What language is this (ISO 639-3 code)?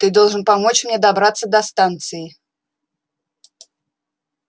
rus